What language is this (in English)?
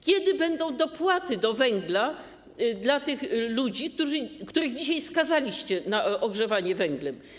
Polish